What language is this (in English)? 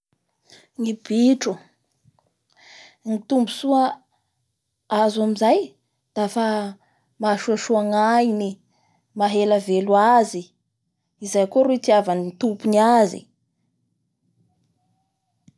Bara Malagasy